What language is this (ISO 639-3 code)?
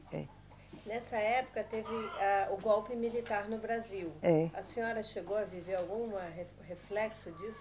por